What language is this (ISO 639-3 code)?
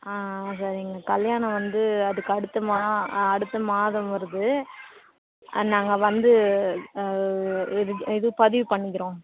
tam